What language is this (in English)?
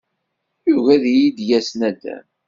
Kabyle